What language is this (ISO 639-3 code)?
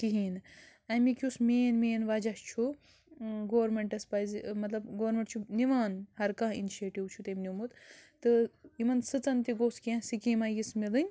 kas